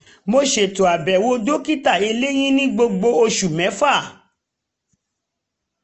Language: Yoruba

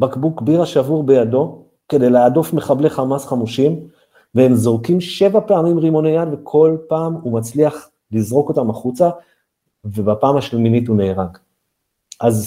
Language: Hebrew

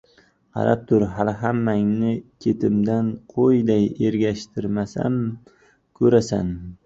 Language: Uzbek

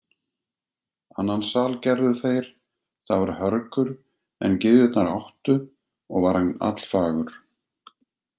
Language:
Icelandic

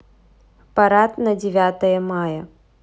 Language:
Russian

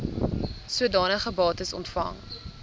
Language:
Afrikaans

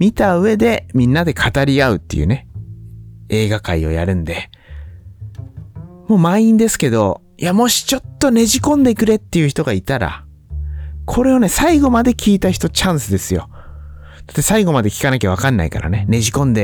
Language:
Japanese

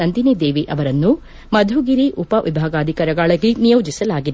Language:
Kannada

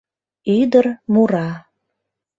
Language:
Mari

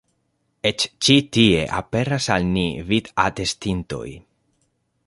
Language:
Esperanto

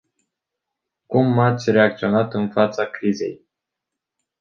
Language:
Romanian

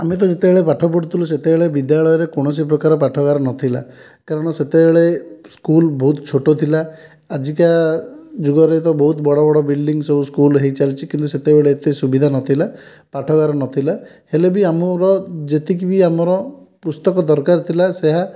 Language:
Odia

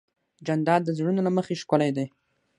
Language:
Pashto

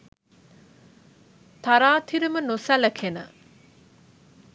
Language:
Sinhala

